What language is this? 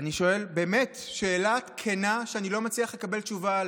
Hebrew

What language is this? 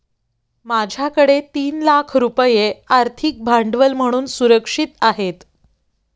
Marathi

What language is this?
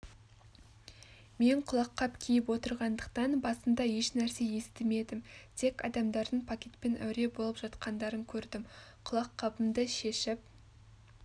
Kazakh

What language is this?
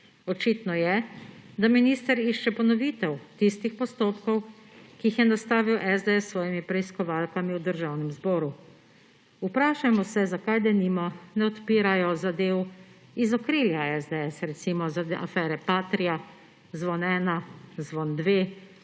Slovenian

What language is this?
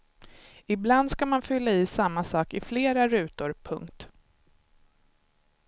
Swedish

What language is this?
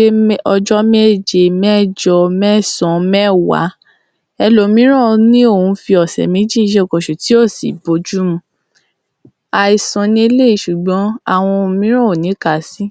Yoruba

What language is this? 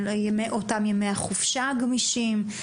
Hebrew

